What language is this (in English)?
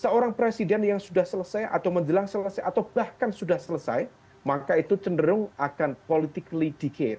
Indonesian